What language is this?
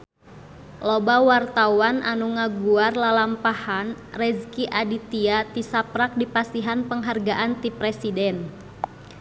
Sundanese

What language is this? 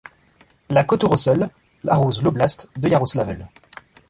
French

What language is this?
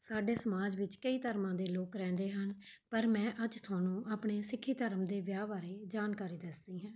Punjabi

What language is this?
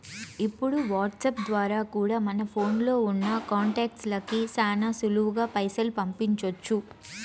Telugu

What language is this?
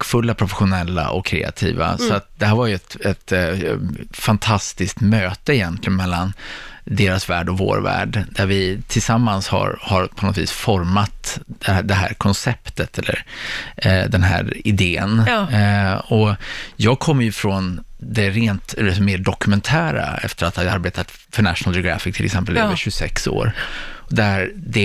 Swedish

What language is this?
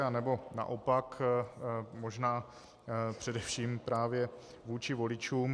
Czech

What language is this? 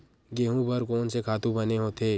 Chhattisgarhi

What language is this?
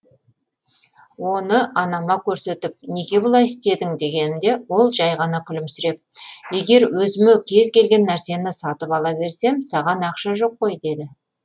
Kazakh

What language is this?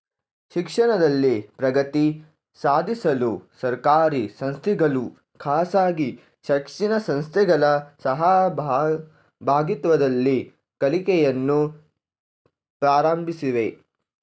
Kannada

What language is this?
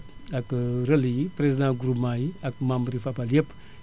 Wolof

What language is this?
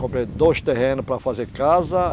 Portuguese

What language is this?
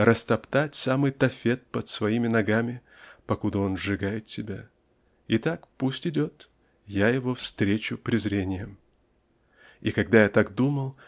Russian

